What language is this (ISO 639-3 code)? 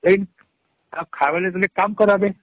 ori